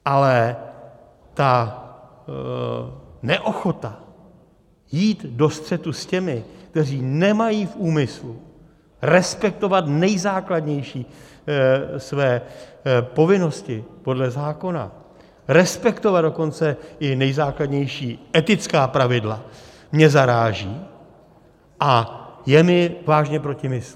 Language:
Czech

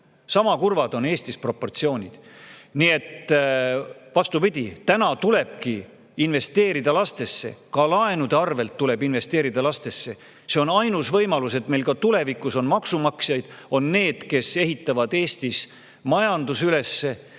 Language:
Estonian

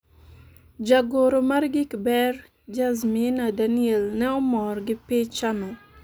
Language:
Luo (Kenya and Tanzania)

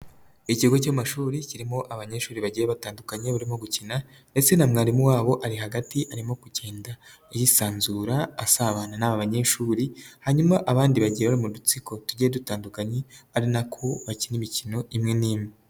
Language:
Kinyarwanda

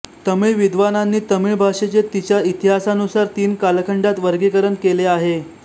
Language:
Marathi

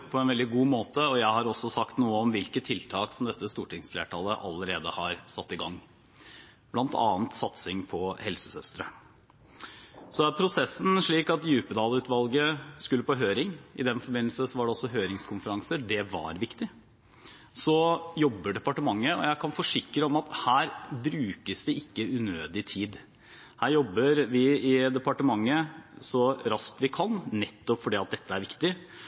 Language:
Norwegian Bokmål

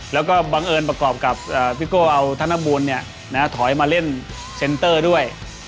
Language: Thai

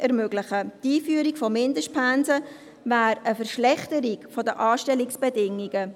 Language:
Swiss German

